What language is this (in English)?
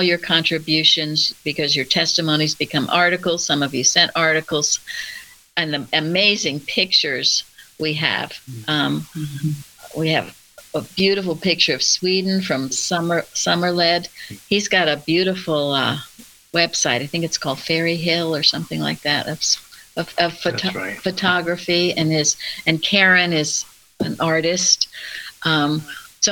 English